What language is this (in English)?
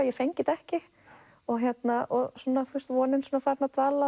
Icelandic